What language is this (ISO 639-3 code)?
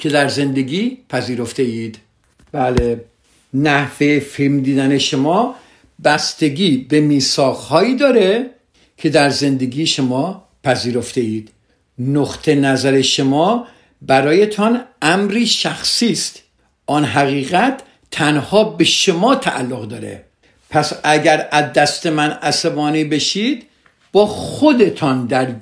fas